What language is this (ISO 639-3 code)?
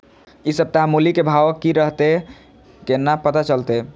mai